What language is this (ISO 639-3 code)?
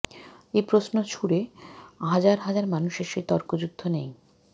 ben